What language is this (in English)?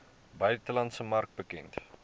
Afrikaans